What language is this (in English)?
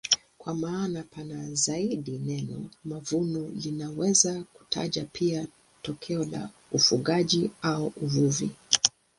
Swahili